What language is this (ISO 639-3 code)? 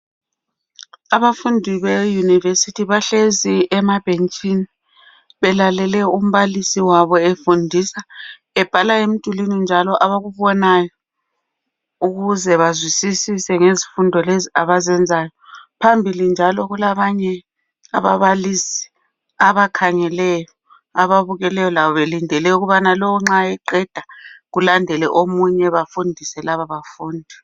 nde